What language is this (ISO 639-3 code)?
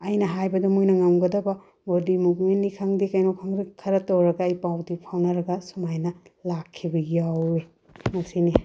mni